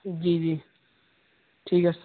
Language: Urdu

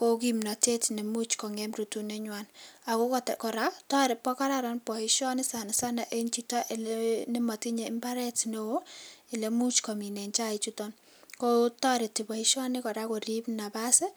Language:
Kalenjin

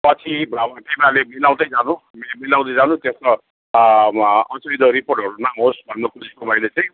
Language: Nepali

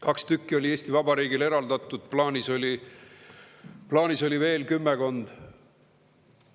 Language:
Estonian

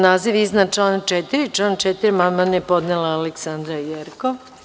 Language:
Serbian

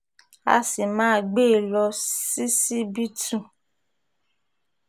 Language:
Yoruba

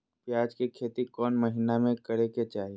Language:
Magahi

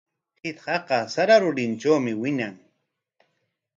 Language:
Corongo Ancash Quechua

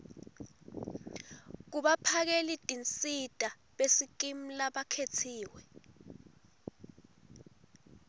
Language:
Swati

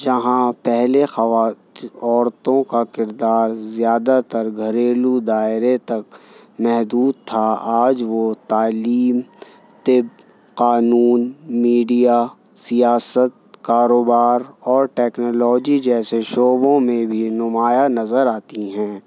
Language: Urdu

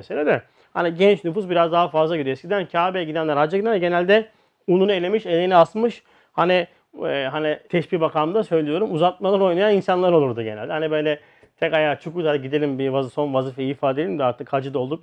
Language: Turkish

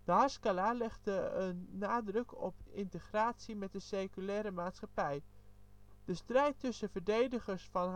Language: Dutch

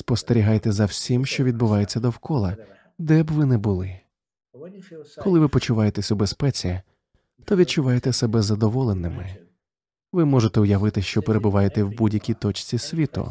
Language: Ukrainian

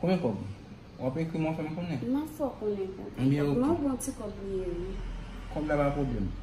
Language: French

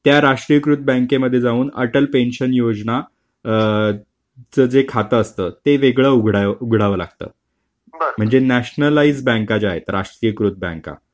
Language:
Marathi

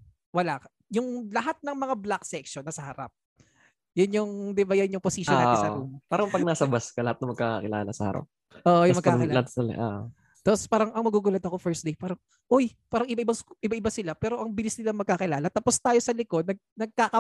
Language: Filipino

